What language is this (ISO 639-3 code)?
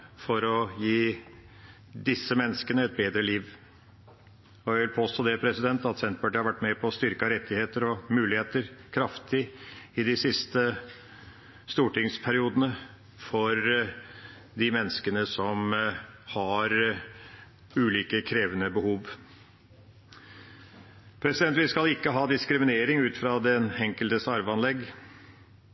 nob